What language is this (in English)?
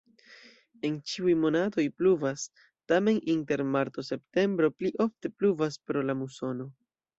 Esperanto